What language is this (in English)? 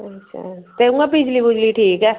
Dogri